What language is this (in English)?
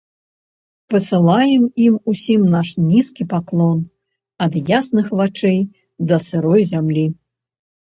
Belarusian